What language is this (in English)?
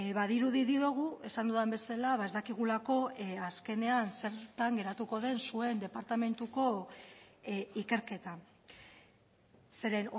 Basque